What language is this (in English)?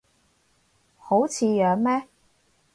Cantonese